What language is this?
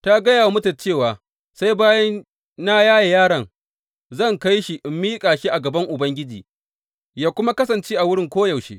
Hausa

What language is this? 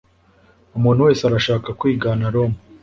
Kinyarwanda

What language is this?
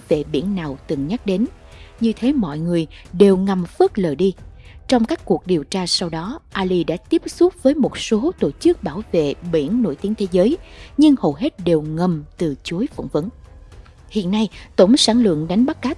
Vietnamese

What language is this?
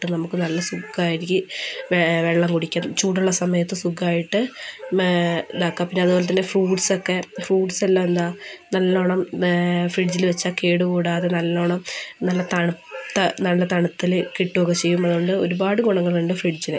Malayalam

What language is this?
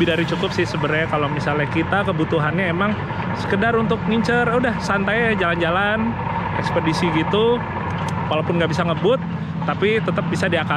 Indonesian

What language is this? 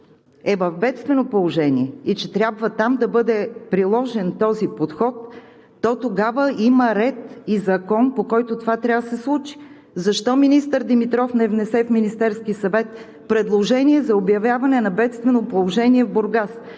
Bulgarian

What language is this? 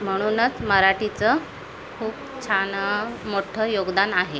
Marathi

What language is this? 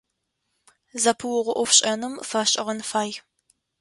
Adyghe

